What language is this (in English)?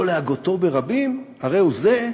Hebrew